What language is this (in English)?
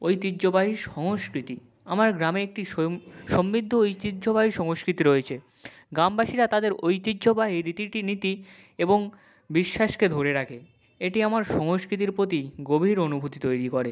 Bangla